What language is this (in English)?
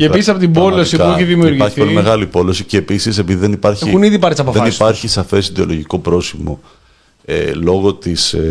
Greek